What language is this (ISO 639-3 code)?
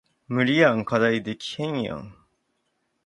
jpn